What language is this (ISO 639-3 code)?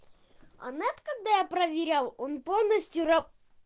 rus